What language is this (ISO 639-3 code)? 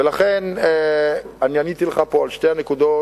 heb